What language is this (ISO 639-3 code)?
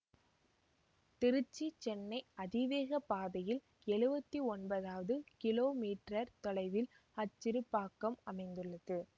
tam